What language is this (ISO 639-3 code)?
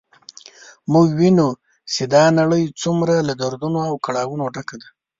pus